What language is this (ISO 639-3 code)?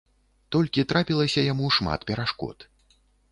bel